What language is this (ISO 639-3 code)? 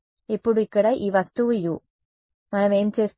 tel